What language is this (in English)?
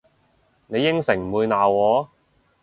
Cantonese